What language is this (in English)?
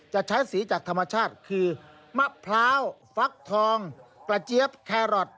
Thai